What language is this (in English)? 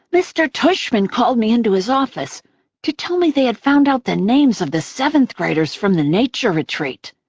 English